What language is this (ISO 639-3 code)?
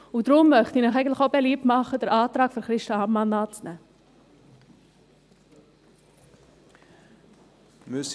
gsw